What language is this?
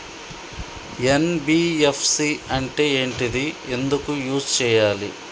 Telugu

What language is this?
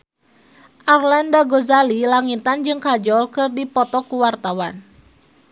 Sundanese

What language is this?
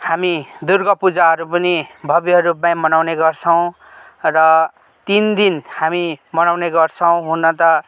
Nepali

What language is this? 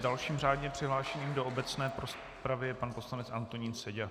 Czech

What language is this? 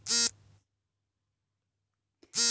Kannada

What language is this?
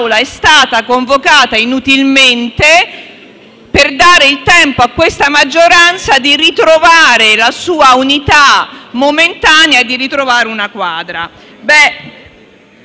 Italian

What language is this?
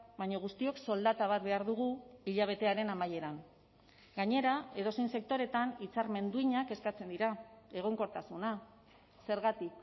Basque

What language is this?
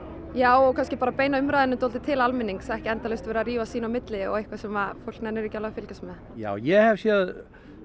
Icelandic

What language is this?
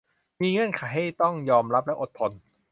Thai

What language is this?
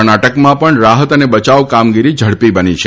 Gujarati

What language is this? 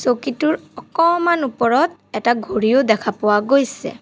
Assamese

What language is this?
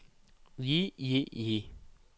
Norwegian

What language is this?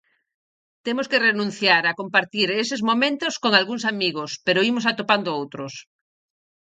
Galician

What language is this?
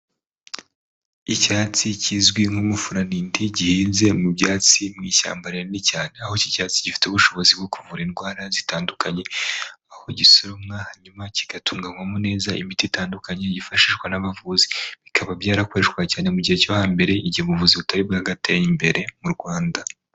Kinyarwanda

